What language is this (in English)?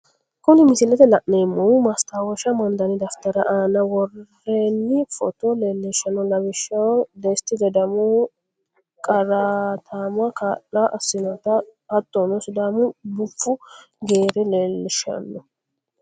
Sidamo